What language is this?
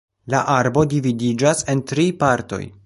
Esperanto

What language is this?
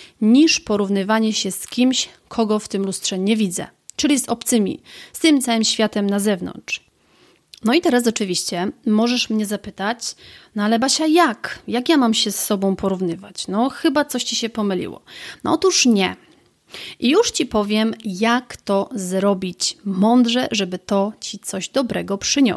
Polish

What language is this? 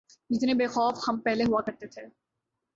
Urdu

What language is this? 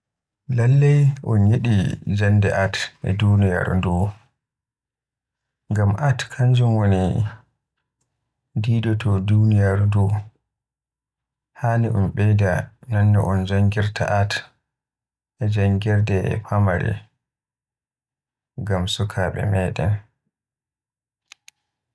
Western Niger Fulfulde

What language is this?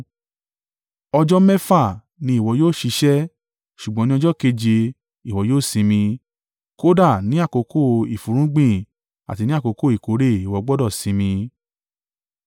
Yoruba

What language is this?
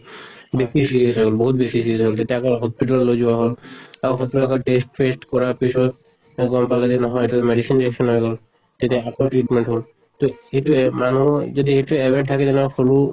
Assamese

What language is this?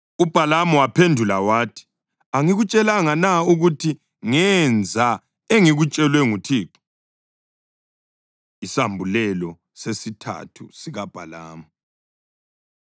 North Ndebele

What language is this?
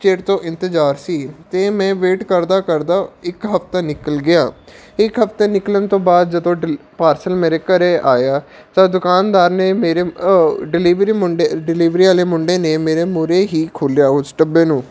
Punjabi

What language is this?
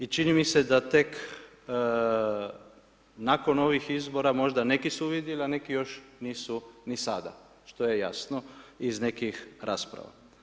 Croatian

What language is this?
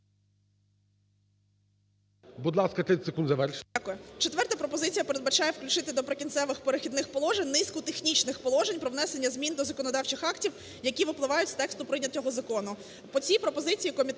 Ukrainian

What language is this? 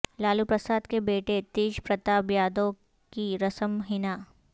Urdu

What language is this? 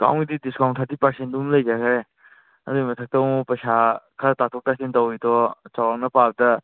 Manipuri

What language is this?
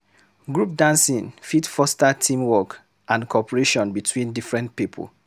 Nigerian Pidgin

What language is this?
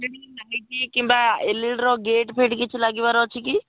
Odia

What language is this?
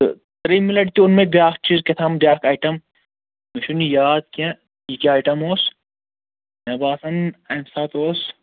Kashmiri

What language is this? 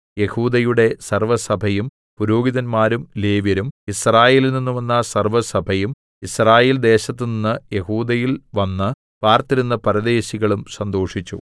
Malayalam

